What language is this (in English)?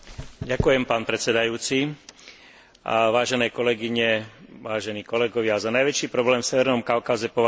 Slovak